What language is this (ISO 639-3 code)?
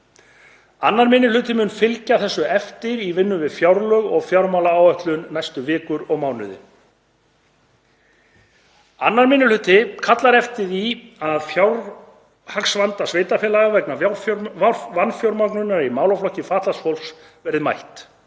isl